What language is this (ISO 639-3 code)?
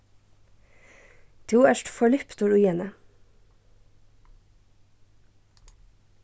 fao